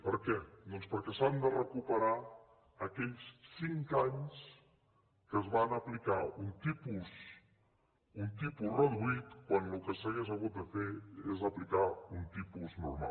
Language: Catalan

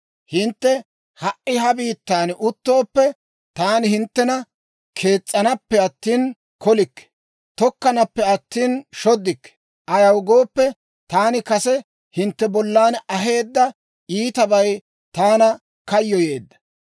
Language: Dawro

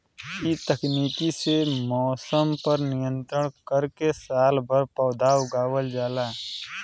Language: Bhojpuri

